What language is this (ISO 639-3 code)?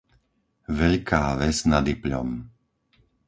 slk